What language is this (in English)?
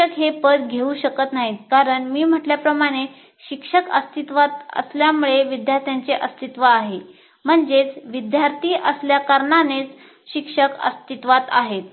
Marathi